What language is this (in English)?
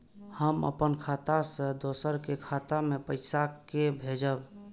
Maithili